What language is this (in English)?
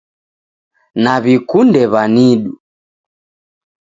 Taita